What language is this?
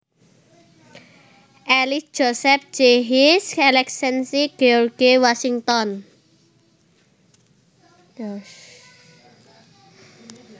Javanese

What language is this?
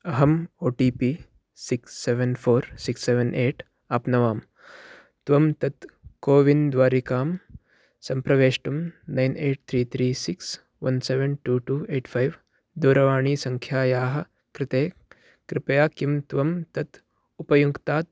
Sanskrit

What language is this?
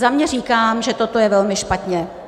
Czech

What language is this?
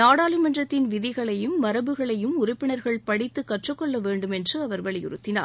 Tamil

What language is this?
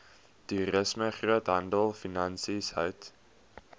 Afrikaans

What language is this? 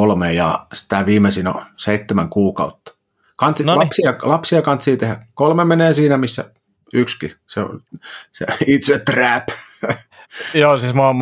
Finnish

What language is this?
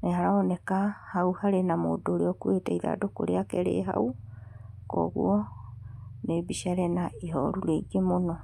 Kikuyu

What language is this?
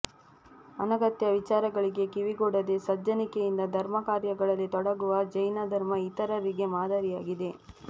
Kannada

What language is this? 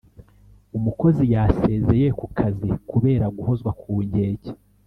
Kinyarwanda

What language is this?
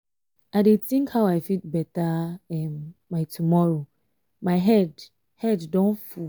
Nigerian Pidgin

